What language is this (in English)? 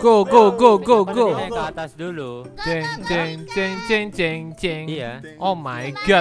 Indonesian